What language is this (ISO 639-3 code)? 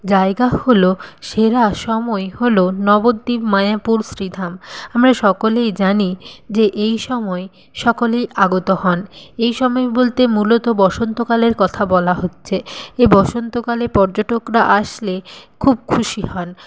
ben